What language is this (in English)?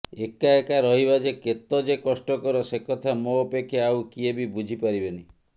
Odia